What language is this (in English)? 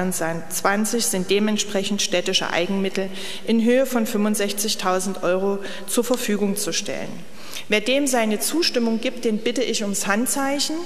German